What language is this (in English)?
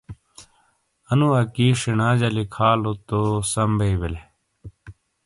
Shina